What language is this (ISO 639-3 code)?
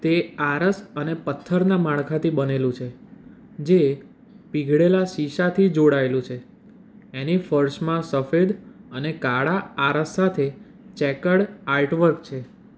guj